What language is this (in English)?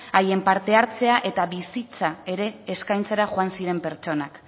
Basque